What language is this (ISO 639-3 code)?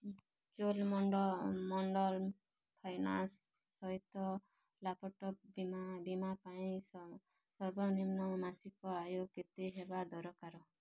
ori